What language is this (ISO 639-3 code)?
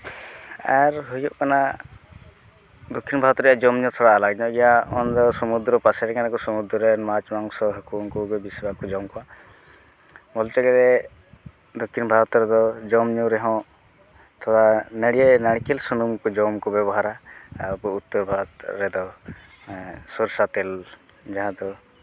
sat